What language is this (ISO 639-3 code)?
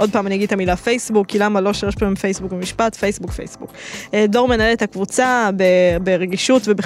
heb